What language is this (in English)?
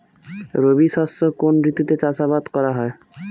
Bangla